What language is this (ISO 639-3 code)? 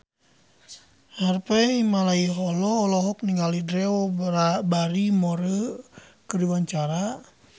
sun